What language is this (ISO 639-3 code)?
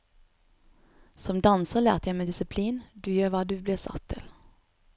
nor